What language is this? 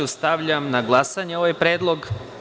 Serbian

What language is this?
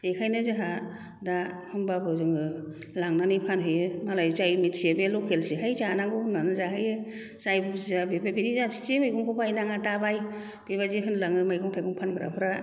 Bodo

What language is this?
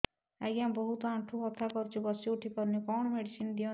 Odia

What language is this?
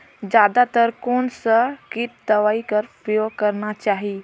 Chhattisgarhi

